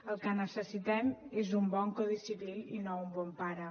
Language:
Catalan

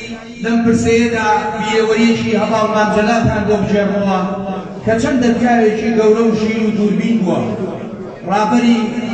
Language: Arabic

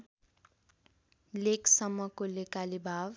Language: Nepali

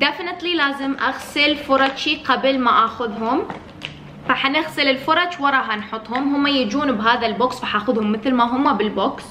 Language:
Arabic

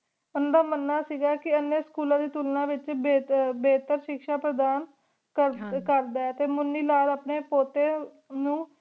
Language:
Punjabi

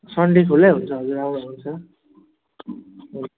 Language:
Nepali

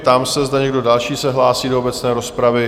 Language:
Czech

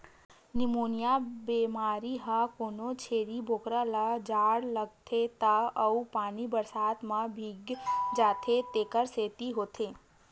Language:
Chhattisgarhi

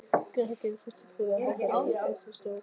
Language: Icelandic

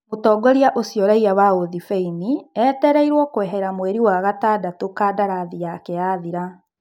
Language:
Kikuyu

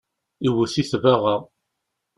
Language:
Kabyle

